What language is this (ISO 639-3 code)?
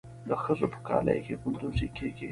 pus